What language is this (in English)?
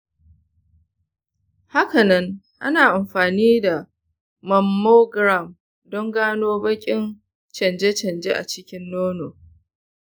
Hausa